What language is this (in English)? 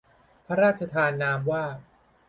Thai